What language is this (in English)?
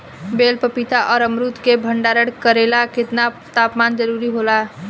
Bhojpuri